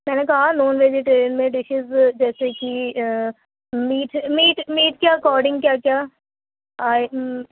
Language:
Urdu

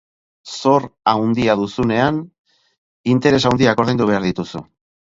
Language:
Basque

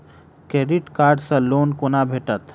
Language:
Maithili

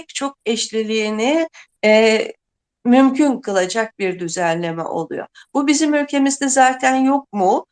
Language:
Turkish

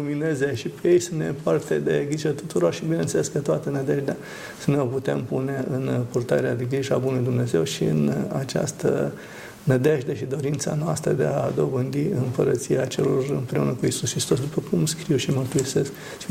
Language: Romanian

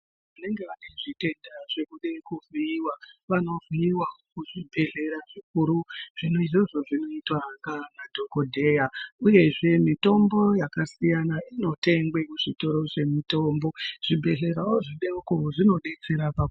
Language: Ndau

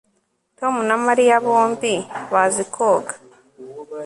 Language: Kinyarwanda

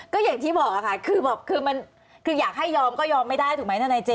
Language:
Thai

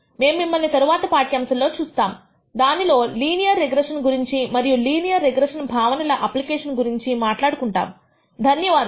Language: Telugu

